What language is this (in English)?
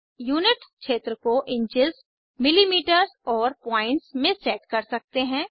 Hindi